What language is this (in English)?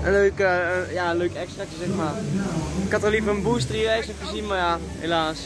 Dutch